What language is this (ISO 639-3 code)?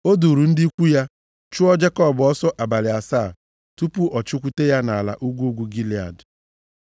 ibo